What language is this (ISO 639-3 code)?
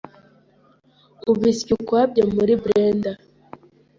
kin